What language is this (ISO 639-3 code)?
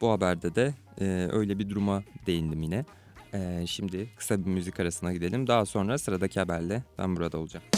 tur